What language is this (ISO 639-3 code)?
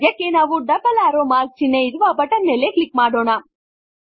kan